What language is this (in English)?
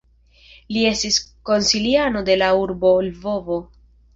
Esperanto